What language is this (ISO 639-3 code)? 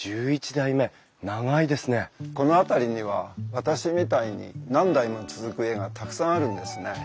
jpn